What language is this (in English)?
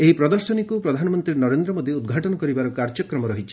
Odia